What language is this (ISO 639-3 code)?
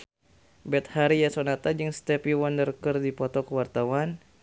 sun